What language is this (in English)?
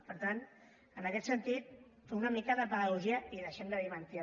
Catalan